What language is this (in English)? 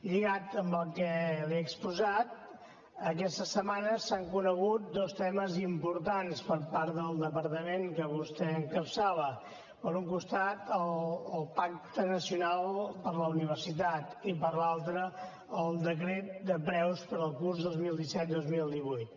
Catalan